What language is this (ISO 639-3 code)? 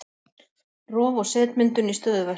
isl